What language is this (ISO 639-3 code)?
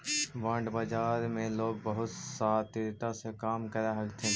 mag